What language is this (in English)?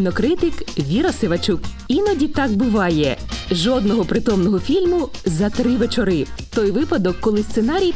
Ukrainian